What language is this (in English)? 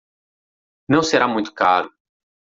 Portuguese